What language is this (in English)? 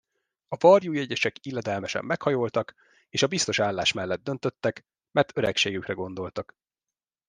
Hungarian